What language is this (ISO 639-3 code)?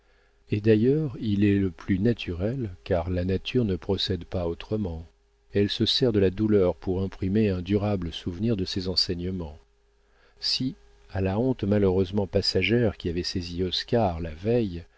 fra